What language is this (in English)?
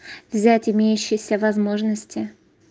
Russian